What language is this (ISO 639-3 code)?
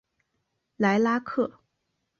zho